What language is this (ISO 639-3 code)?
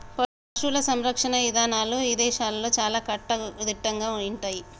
tel